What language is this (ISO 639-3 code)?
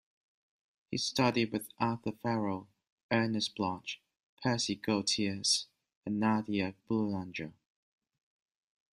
eng